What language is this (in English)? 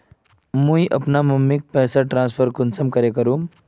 Magahi